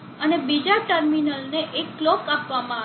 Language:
Gujarati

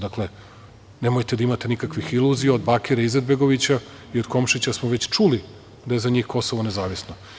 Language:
Serbian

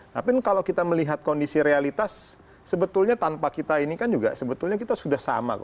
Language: Indonesian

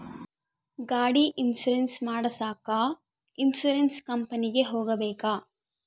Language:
Kannada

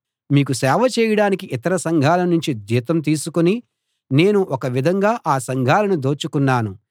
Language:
Telugu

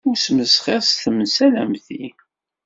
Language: Kabyle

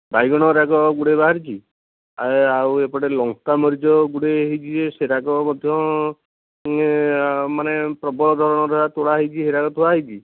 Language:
Odia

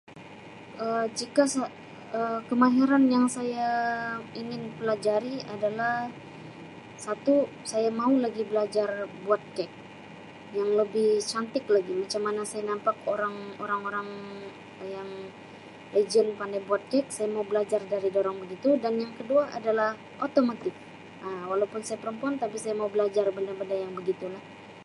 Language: Sabah Malay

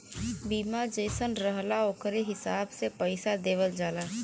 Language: Bhojpuri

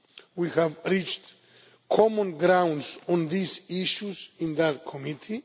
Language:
English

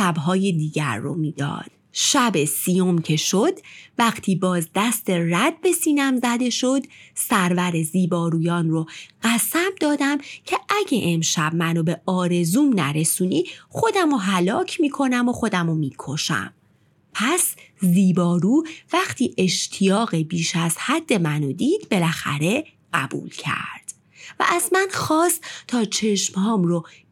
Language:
Persian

